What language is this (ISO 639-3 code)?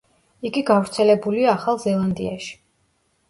kat